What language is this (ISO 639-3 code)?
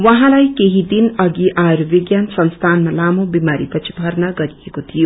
nep